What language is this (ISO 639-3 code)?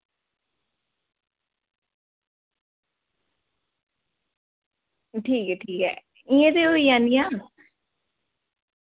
doi